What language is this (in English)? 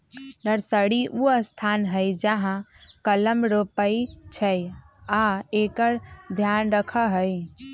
Magahi